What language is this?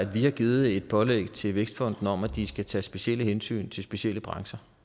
Danish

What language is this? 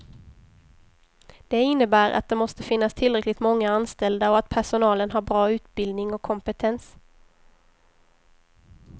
Swedish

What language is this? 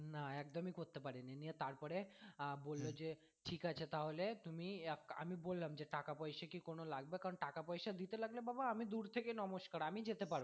Bangla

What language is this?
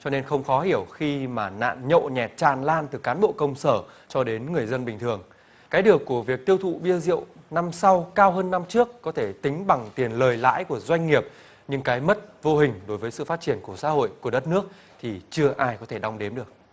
Vietnamese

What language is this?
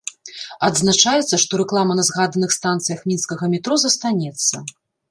Belarusian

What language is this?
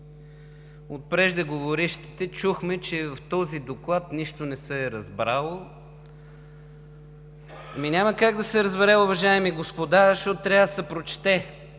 Bulgarian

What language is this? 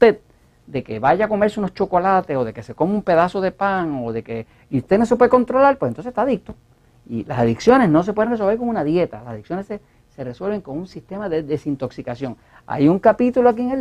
Spanish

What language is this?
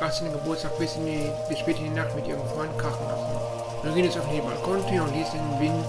German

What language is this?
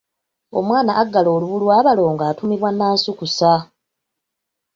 Ganda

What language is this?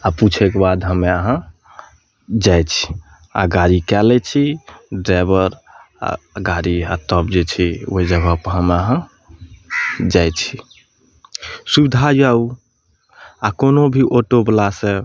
Maithili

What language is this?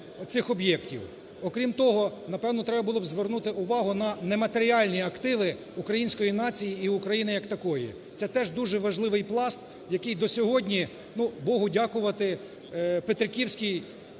Ukrainian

